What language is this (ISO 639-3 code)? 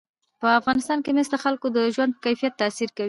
pus